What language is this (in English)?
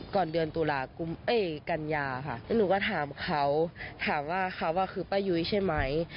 Thai